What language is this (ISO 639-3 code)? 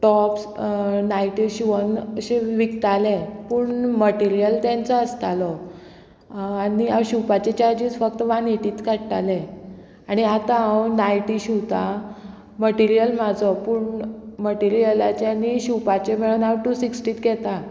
kok